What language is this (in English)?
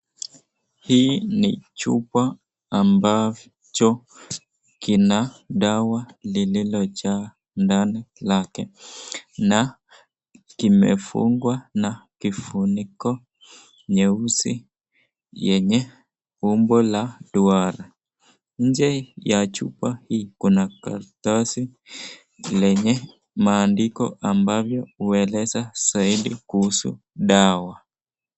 Swahili